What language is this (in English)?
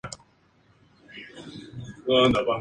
Spanish